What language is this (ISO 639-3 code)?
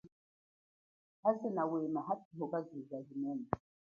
cjk